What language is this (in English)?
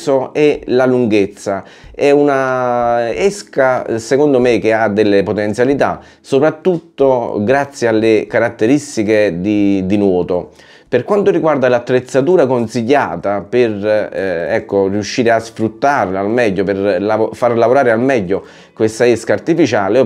Italian